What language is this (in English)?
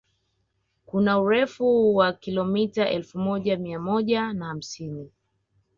Swahili